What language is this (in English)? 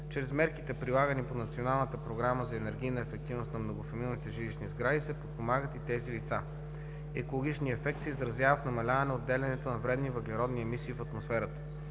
Bulgarian